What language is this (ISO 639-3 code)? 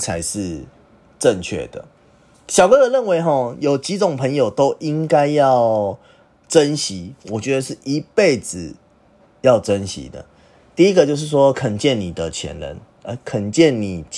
zho